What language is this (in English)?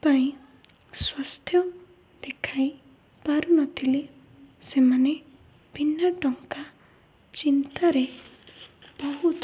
Odia